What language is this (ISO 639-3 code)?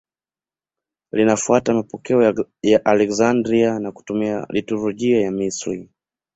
swa